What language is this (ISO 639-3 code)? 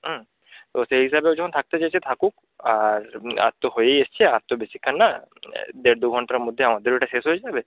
ben